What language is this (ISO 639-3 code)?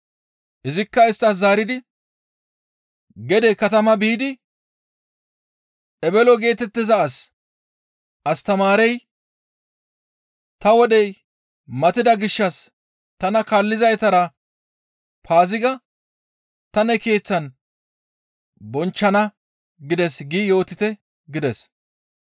gmv